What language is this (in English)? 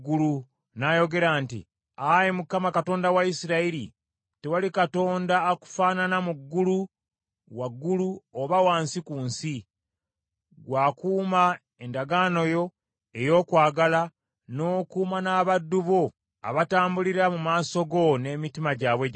Ganda